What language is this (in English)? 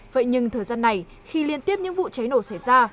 Vietnamese